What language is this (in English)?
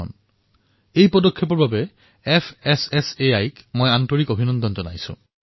Assamese